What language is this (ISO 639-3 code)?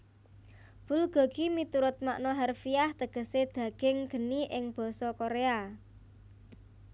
jav